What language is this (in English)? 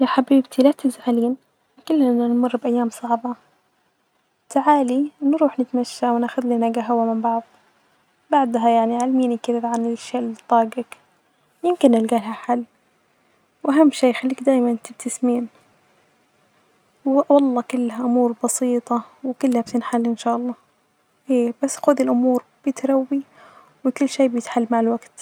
Najdi Arabic